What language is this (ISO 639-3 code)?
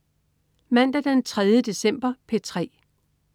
dan